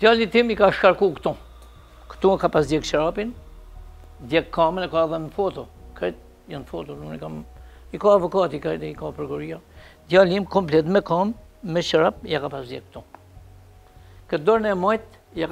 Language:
Romanian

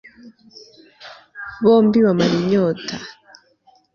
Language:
Kinyarwanda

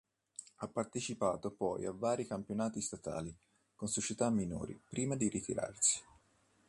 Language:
Italian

